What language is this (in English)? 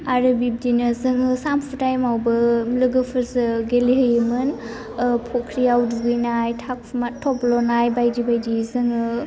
Bodo